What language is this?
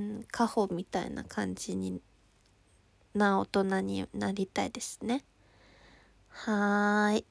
Japanese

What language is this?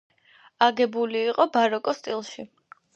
Georgian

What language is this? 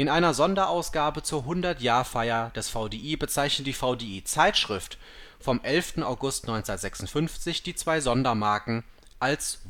German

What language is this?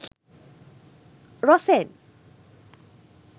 Sinhala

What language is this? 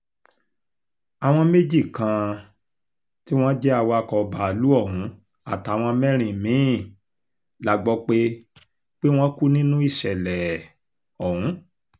Yoruba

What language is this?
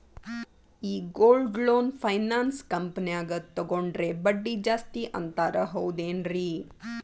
Kannada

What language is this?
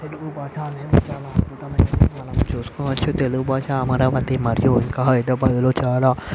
Telugu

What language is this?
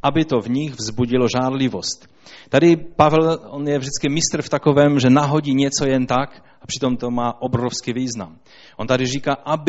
Czech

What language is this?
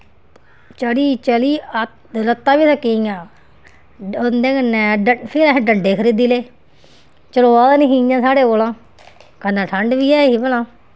Dogri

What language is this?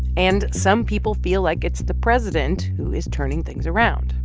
English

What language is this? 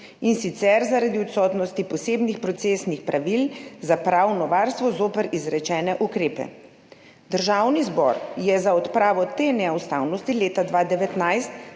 Slovenian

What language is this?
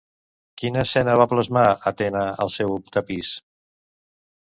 Catalan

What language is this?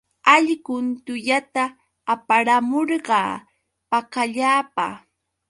Yauyos Quechua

